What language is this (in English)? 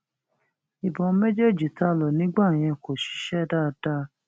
Yoruba